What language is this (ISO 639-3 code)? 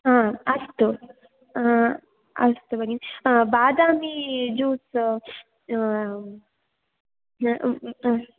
san